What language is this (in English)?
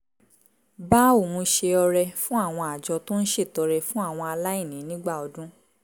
Yoruba